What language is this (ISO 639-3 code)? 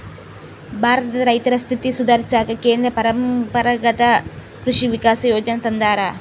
kan